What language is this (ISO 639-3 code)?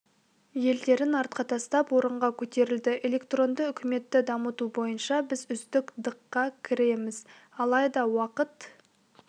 kaz